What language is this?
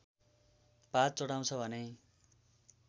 Nepali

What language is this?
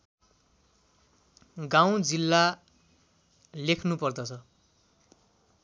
Nepali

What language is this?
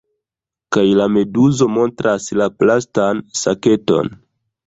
Esperanto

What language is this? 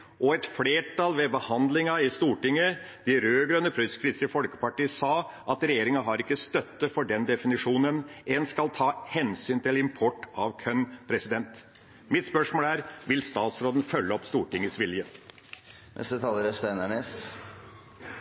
Norwegian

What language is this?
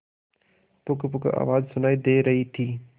Hindi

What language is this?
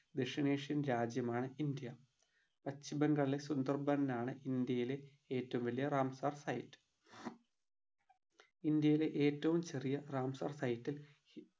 Malayalam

